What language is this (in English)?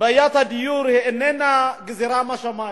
Hebrew